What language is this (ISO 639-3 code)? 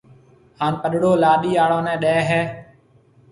mve